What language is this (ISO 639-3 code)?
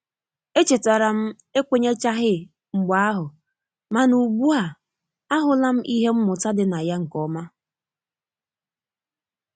ibo